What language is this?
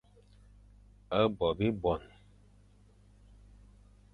Fang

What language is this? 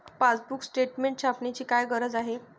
Marathi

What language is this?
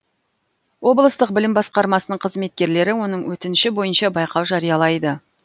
Kazakh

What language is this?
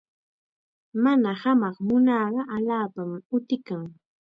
Chiquián Ancash Quechua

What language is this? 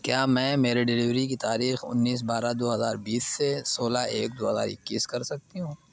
Urdu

